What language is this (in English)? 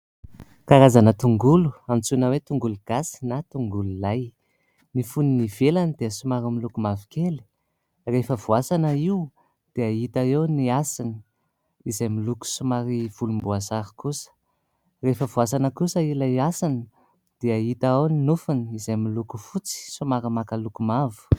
Malagasy